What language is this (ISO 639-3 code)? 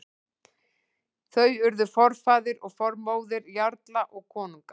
isl